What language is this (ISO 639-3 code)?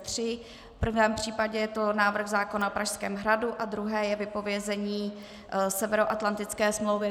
ces